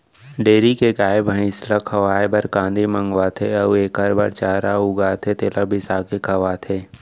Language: Chhattisgarhi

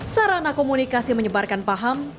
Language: Indonesian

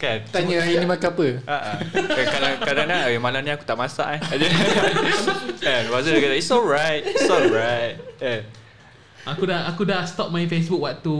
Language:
Malay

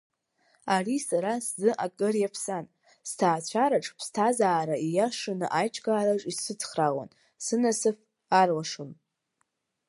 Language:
Abkhazian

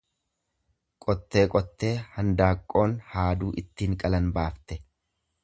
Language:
Oromo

